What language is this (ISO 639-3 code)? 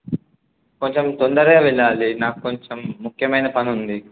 tel